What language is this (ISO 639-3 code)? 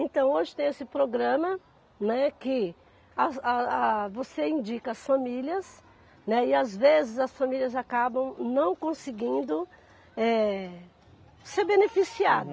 por